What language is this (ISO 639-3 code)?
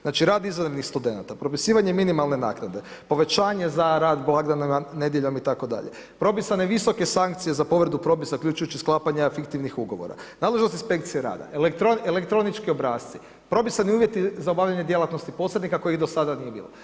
hrv